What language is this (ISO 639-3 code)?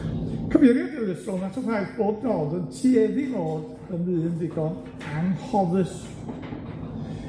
cym